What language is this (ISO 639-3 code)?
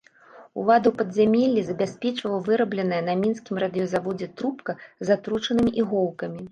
bel